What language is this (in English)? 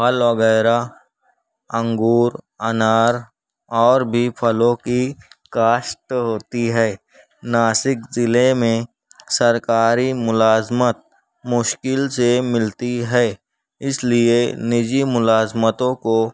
Urdu